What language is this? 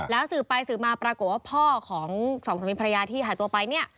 Thai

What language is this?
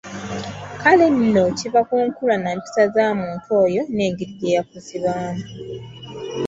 Ganda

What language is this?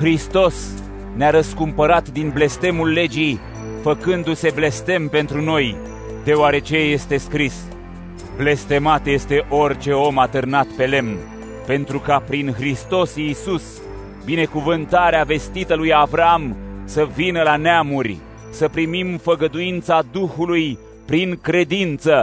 Romanian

